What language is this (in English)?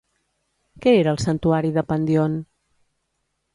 Catalan